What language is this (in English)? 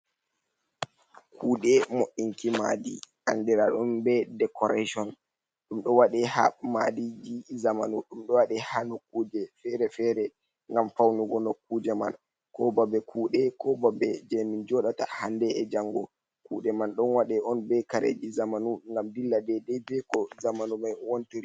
Fula